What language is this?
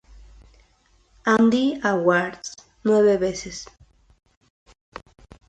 Spanish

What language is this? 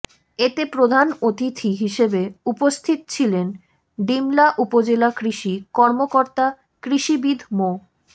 Bangla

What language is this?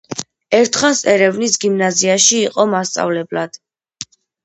Georgian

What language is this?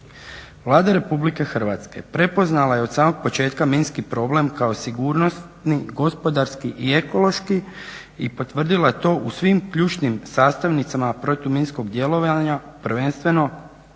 Croatian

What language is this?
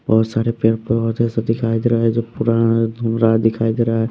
Hindi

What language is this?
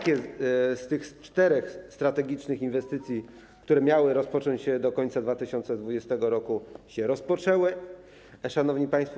Polish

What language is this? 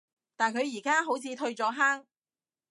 Cantonese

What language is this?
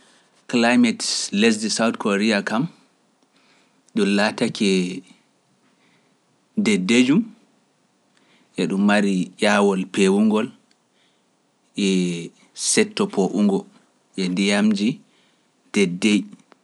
Pular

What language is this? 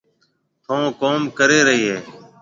Marwari (Pakistan)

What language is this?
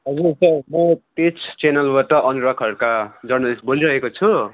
Nepali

